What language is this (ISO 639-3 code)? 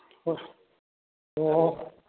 mni